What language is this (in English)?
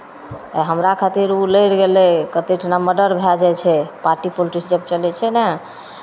Maithili